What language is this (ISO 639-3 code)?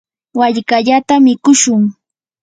qur